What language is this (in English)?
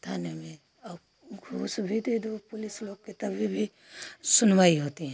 Hindi